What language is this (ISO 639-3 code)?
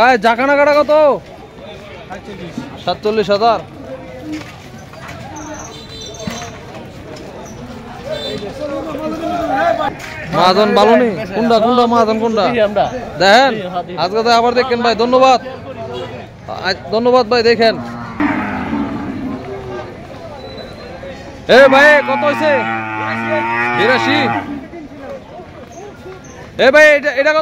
ara